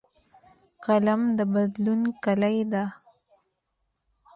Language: Pashto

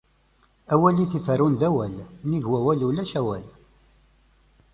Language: Kabyle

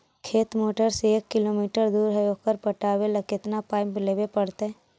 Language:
Magahi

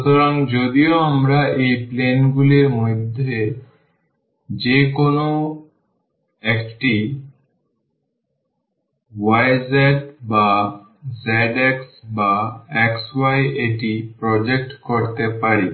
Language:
Bangla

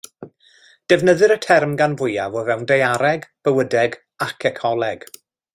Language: Welsh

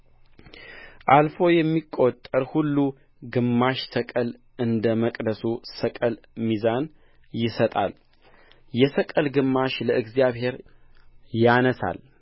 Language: Amharic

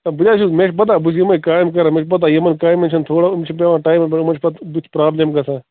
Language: Kashmiri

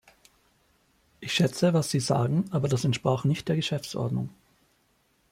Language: German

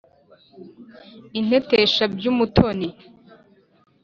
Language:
Kinyarwanda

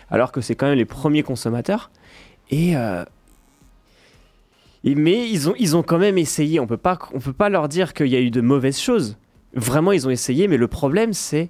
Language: French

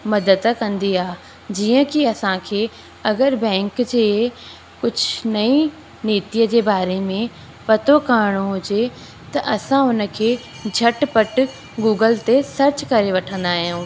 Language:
Sindhi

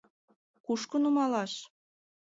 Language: Mari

